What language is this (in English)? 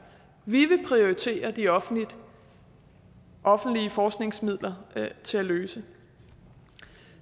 Danish